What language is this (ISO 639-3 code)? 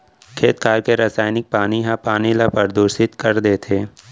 hne